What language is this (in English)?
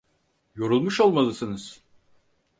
Turkish